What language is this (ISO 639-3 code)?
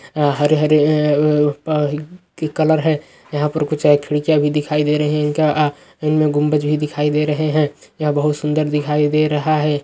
mag